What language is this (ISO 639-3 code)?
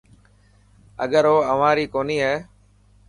mki